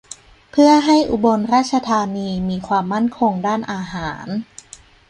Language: Thai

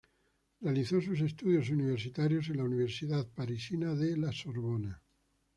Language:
Spanish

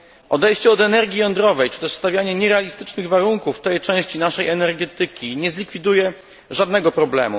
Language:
Polish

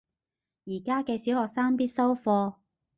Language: Cantonese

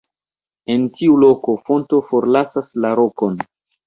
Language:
Esperanto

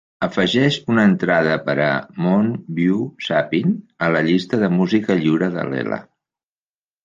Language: Catalan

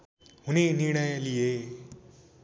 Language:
Nepali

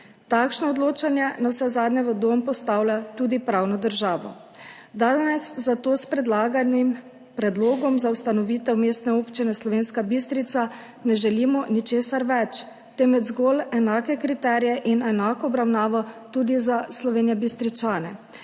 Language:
Slovenian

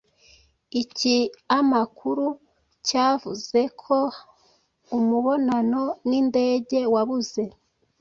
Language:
Kinyarwanda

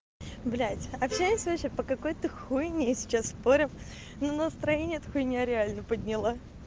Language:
Russian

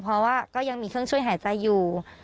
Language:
Thai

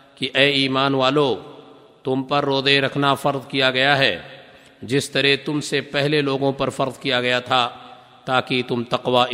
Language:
Urdu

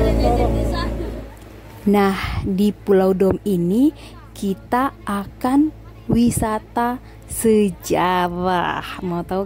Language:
Indonesian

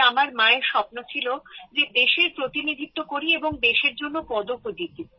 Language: Bangla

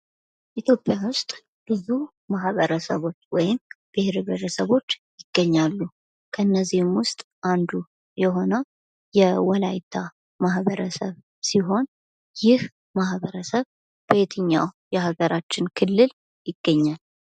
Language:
Amharic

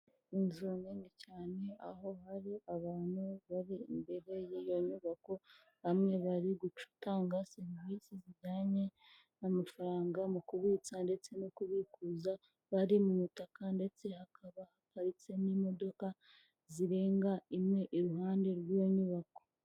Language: Kinyarwanda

